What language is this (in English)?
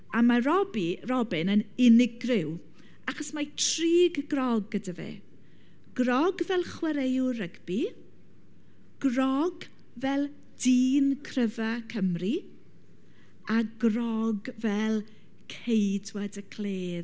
Welsh